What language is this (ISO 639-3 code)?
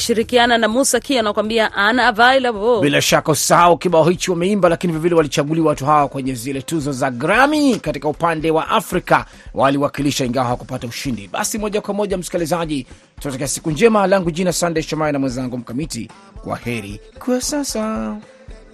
swa